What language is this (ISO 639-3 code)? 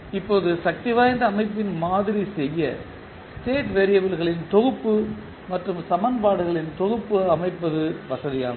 tam